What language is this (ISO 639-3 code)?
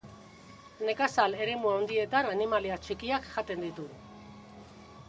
eus